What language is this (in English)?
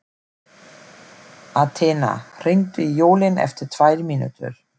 Icelandic